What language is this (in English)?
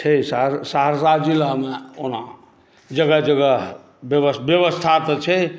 Maithili